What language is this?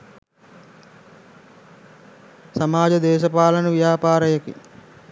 Sinhala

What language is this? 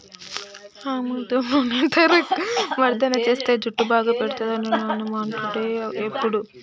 Telugu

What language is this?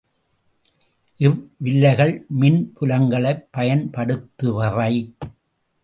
Tamil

